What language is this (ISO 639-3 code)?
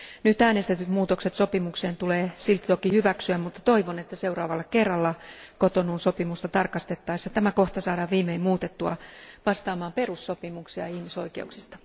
fin